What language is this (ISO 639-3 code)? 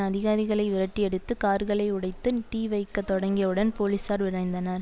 tam